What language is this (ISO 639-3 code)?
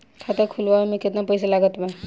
bho